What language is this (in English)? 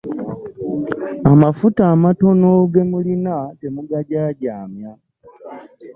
Ganda